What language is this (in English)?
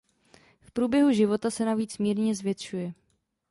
Czech